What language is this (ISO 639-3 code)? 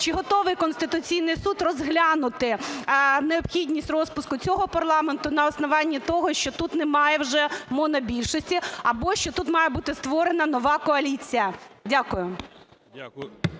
ukr